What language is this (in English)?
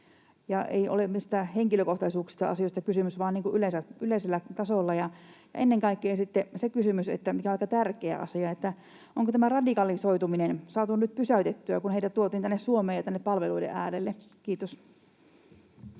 Finnish